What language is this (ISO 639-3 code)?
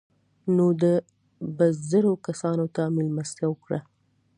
pus